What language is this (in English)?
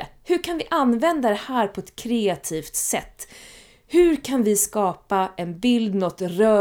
Swedish